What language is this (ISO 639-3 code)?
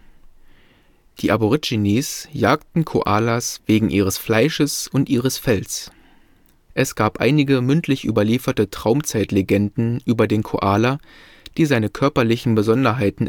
deu